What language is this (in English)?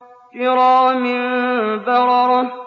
Arabic